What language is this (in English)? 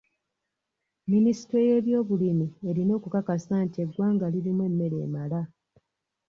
Ganda